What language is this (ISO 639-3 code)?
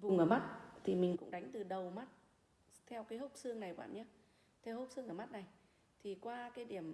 vie